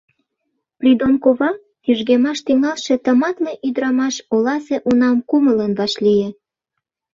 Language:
Mari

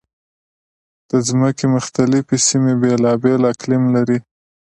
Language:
Pashto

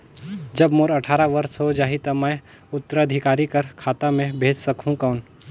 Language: Chhattisgarhi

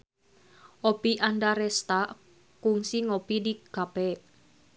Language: Sundanese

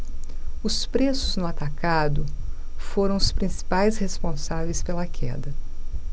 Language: Portuguese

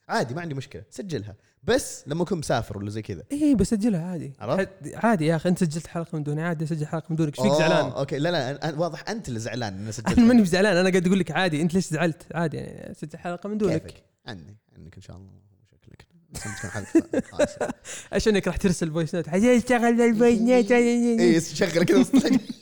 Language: Arabic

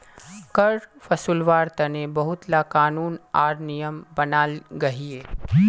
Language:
Magahi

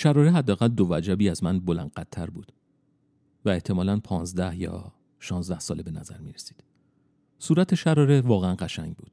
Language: Persian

